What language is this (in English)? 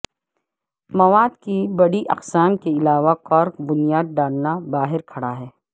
Urdu